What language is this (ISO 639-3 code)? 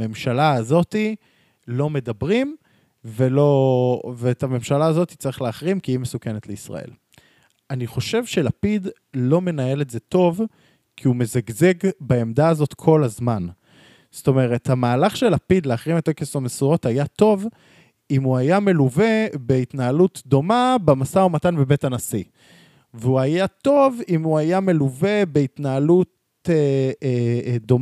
heb